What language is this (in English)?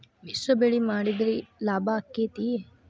Kannada